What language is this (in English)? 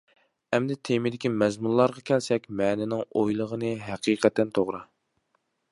Uyghur